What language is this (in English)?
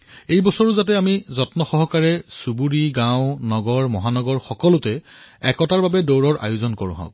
Assamese